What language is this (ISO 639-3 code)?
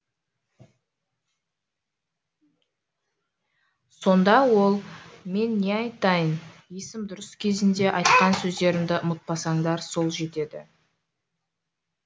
kaz